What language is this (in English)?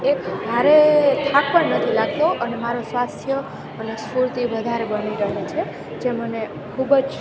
Gujarati